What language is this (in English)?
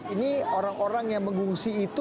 Indonesian